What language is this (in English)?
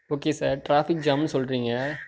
Tamil